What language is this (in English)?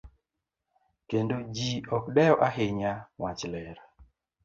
Luo (Kenya and Tanzania)